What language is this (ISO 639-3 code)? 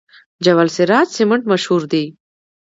pus